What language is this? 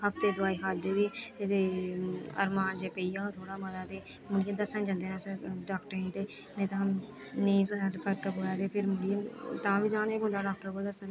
Dogri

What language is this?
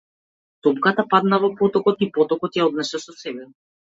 Macedonian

